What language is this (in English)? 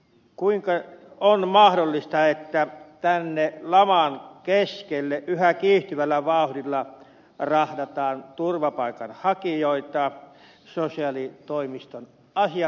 Finnish